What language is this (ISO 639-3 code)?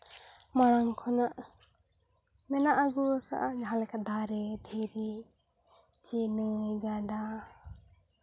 sat